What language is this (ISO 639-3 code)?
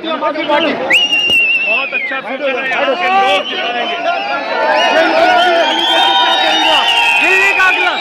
hin